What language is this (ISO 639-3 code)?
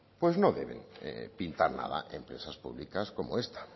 spa